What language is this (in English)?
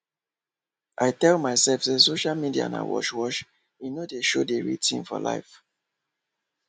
Nigerian Pidgin